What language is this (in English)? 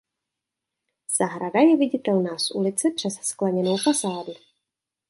Czech